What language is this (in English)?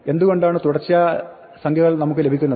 Malayalam